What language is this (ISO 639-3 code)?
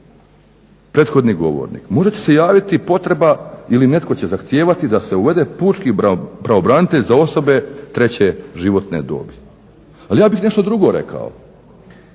hrv